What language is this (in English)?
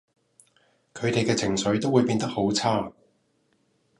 Cantonese